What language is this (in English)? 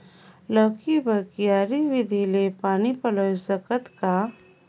Chhattisgarhi